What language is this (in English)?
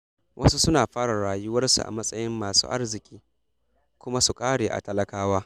Hausa